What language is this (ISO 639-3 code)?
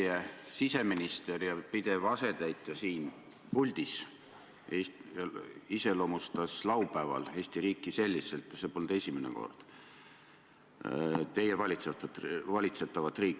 est